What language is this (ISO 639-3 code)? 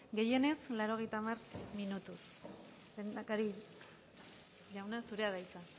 eus